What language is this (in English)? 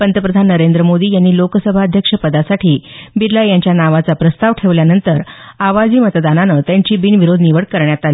Marathi